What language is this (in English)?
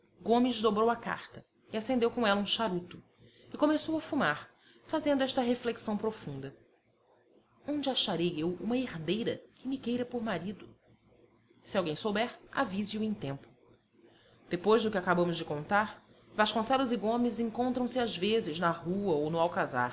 Portuguese